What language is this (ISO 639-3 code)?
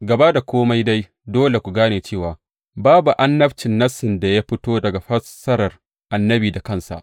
hau